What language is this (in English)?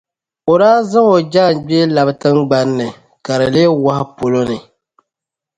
Dagbani